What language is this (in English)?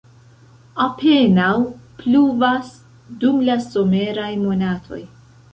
Esperanto